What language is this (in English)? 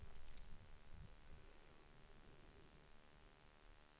Swedish